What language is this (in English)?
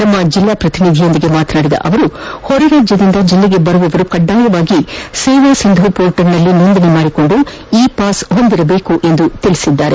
Kannada